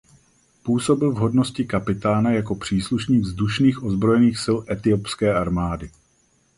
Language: Czech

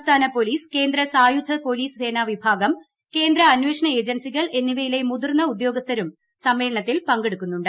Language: Malayalam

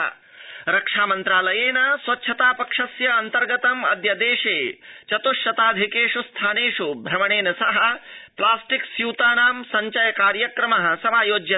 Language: Sanskrit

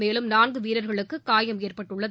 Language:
Tamil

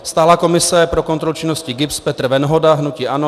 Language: Czech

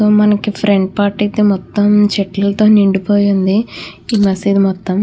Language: Telugu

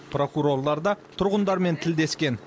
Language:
Kazakh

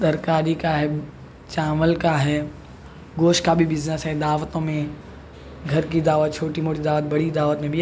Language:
Urdu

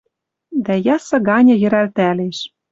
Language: Western Mari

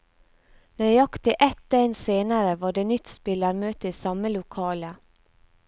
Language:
Norwegian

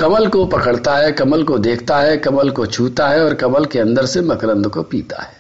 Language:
Hindi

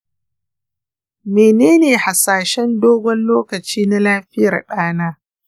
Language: Hausa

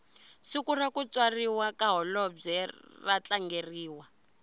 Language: Tsonga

